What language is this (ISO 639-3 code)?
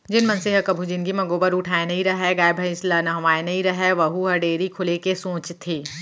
hne